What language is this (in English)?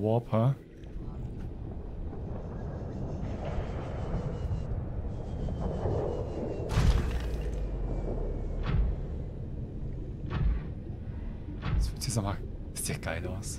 German